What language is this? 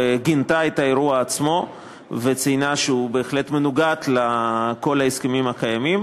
Hebrew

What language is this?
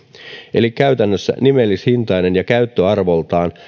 Finnish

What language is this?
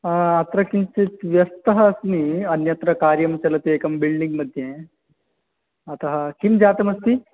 Sanskrit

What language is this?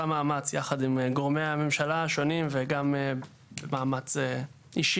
Hebrew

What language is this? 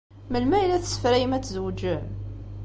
Kabyle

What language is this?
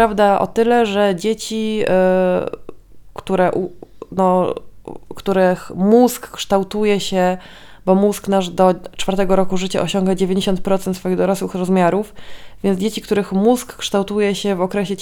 Polish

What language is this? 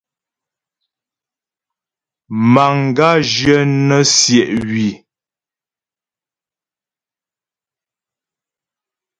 Ghomala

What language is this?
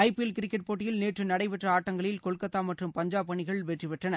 Tamil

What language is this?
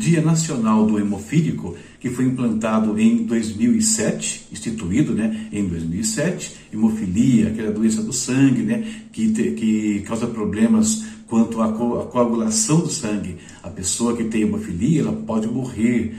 Portuguese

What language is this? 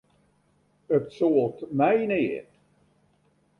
Western Frisian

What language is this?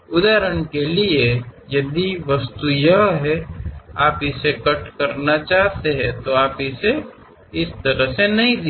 Kannada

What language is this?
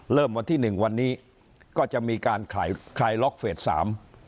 Thai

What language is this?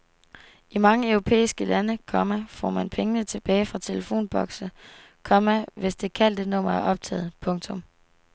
Danish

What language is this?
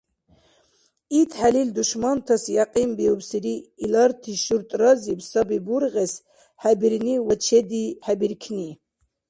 Dargwa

